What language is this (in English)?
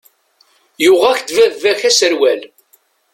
Kabyle